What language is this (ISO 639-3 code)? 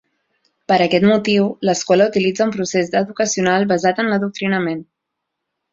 cat